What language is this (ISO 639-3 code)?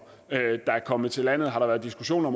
dan